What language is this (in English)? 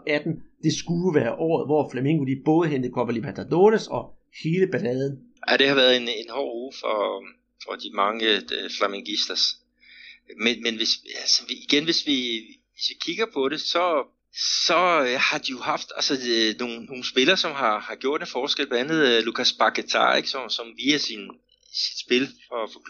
Danish